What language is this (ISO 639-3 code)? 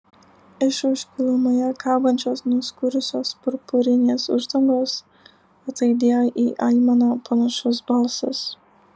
lit